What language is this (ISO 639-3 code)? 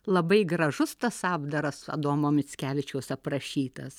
lit